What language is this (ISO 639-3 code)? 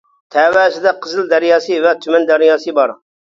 uig